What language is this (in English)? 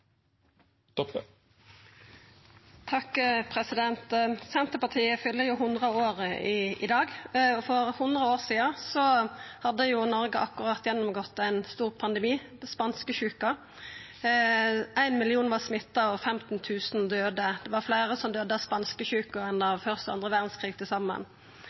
Norwegian Nynorsk